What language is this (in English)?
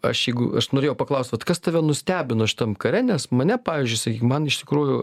Lithuanian